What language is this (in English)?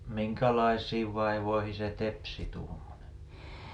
Finnish